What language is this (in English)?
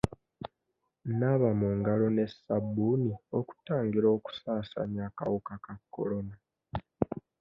Ganda